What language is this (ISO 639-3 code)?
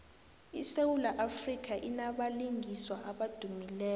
nbl